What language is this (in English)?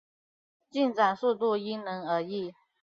Chinese